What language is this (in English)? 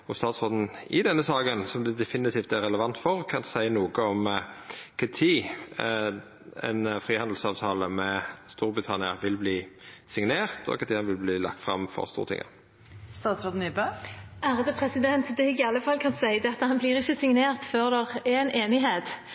Norwegian